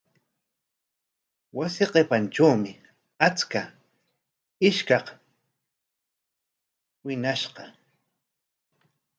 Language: Corongo Ancash Quechua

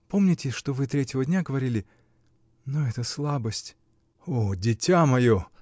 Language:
Russian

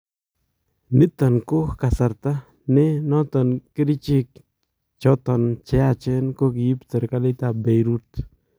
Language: Kalenjin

